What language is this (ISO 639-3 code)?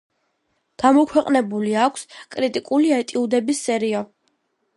kat